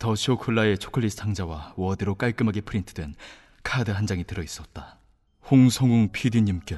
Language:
Korean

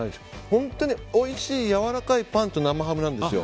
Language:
Japanese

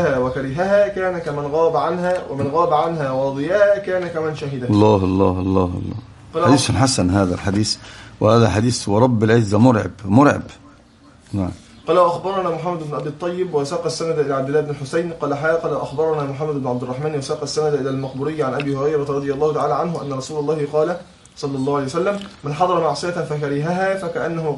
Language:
Arabic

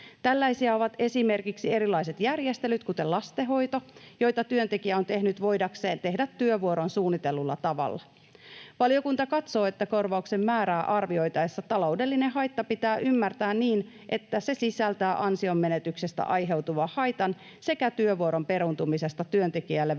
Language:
Finnish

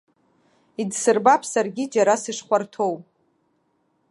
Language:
Abkhazian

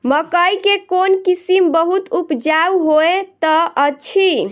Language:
Maithili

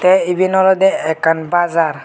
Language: Chakma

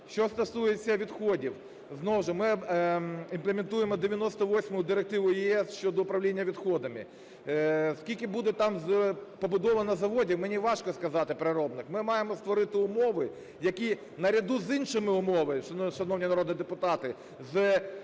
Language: Ukrainian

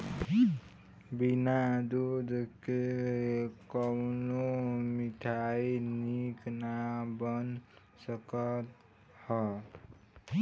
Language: Bhojpuri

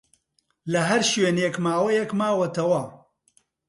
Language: Central Kurdish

